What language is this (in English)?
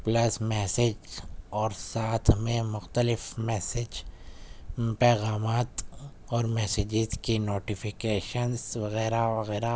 Urdu